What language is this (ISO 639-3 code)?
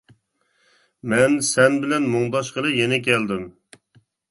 uig